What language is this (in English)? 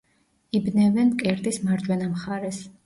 Georgian